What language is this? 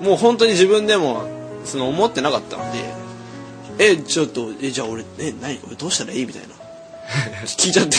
Japanese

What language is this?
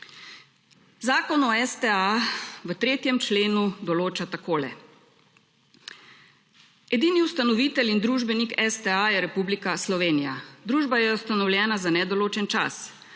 Slovenian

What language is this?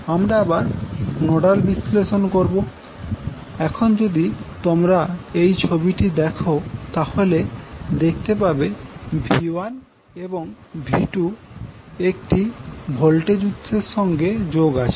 Bangla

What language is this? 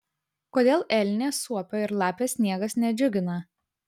Lithuanian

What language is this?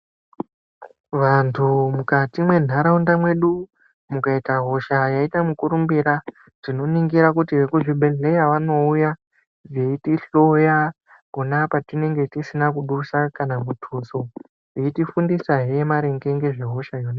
Ndau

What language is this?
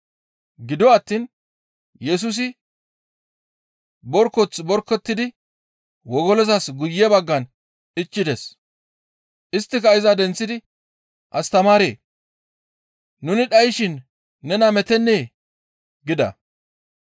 Gamo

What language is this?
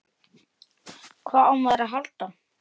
Icelandic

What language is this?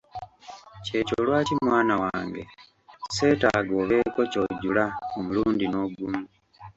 Ganda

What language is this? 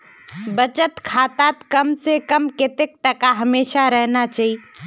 Magahi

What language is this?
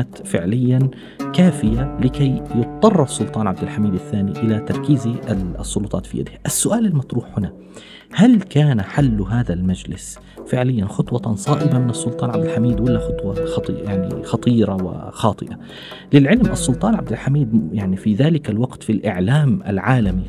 Arabic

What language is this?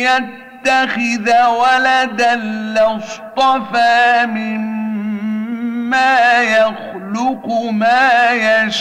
Arabic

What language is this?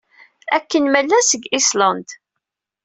Kabyle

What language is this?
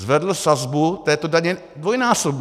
Czech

